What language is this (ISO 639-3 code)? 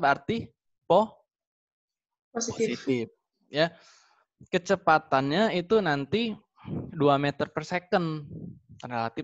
ind